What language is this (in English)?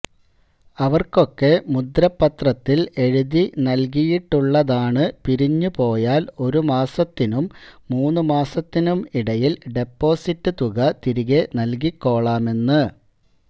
Malayalam